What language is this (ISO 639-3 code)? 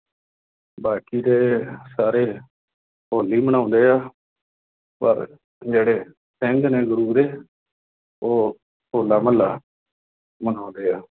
pan